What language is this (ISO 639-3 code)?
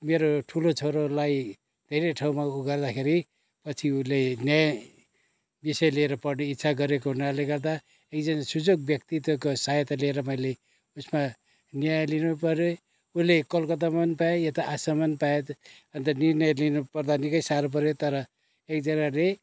nep